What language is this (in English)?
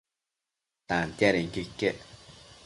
Matsés